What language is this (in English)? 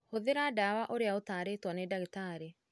Kikuyu